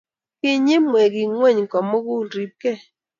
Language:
Kalenjin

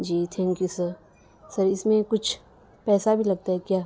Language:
Urdu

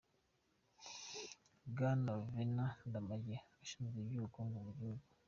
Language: Kinyarwanda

